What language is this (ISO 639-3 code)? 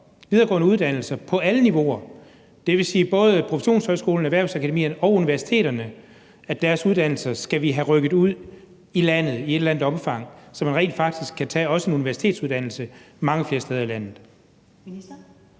dan